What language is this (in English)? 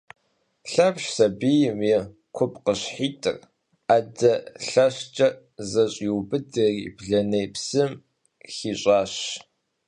Kabardian